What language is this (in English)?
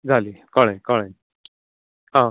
Konkani